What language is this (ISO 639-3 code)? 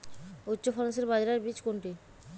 ben